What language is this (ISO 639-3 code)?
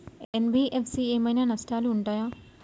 tel